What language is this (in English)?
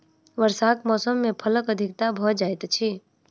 Maithili